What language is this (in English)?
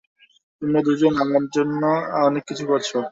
Bangla